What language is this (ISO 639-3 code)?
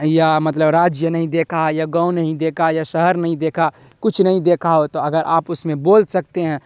urd